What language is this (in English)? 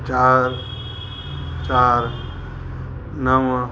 Sindhi